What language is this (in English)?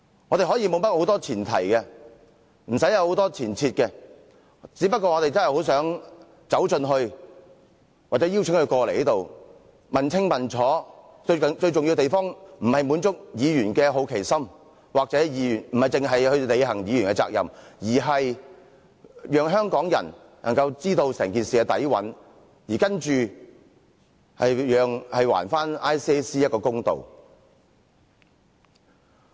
Cantonese